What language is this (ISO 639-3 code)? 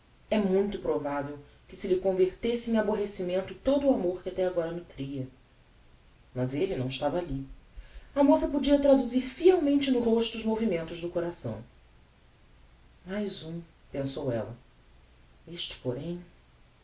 por